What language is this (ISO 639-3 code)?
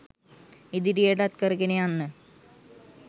sin